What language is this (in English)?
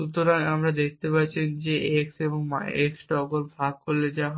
Bangla